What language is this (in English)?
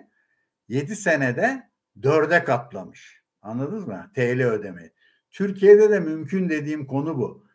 Turkish